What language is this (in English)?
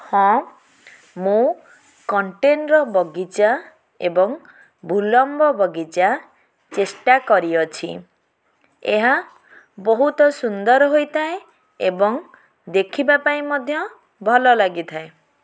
Odia